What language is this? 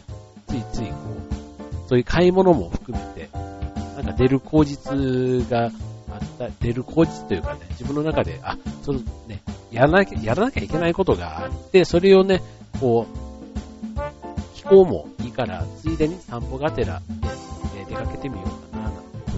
Japanese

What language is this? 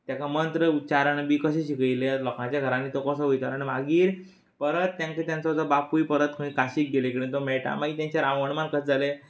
Konkani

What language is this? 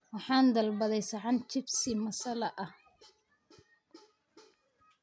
Somali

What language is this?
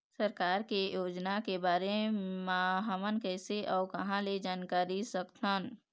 Chhattisgarhi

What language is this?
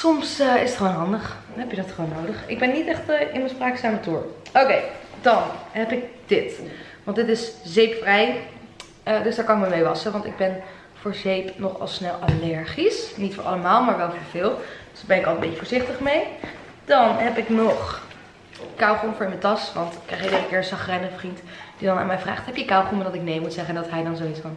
Dutch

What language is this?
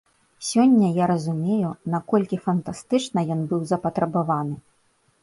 Belarusian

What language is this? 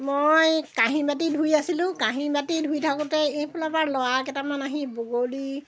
Assamese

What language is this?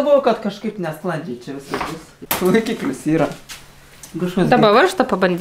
Lithuanian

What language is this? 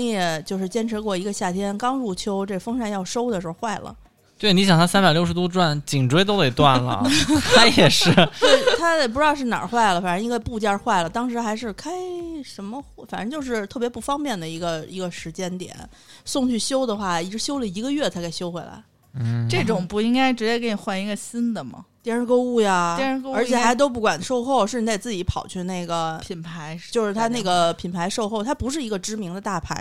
Chinese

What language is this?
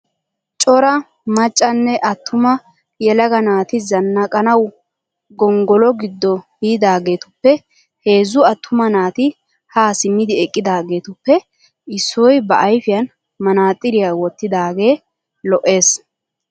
Wolaytta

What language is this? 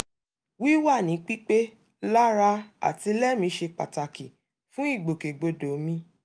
Yoruba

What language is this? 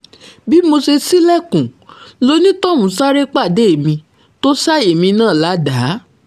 Yoruba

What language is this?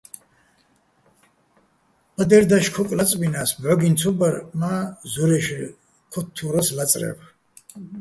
Bats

